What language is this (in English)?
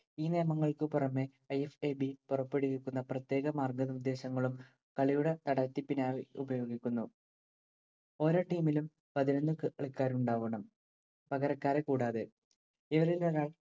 Malayalam